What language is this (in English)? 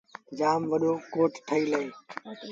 Sindhi Bhil